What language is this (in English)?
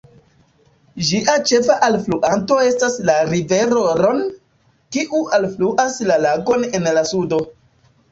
Esperanto